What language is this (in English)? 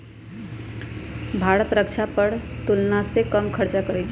Magahi